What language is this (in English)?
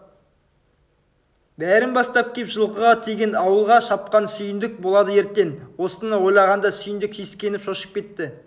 Kazakh